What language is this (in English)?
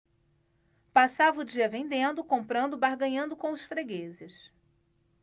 Portuguese